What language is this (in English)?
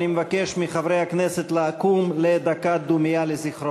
Hebrew